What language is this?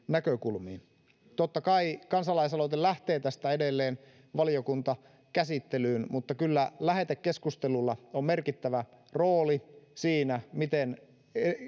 Finnish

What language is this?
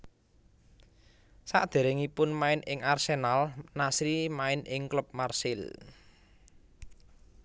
Javanese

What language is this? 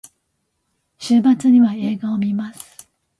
Japanese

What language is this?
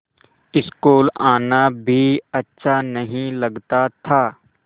Hindi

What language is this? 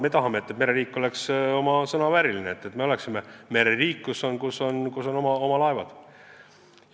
Estonian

